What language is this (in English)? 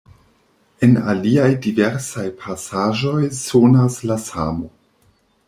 Esperanto